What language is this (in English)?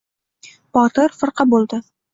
Uzbek